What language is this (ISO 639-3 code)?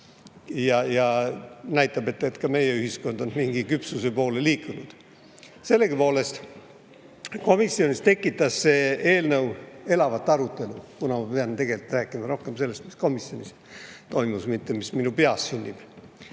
est